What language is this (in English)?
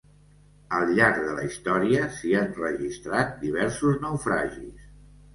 Catalan